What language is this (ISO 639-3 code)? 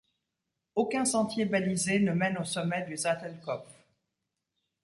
fra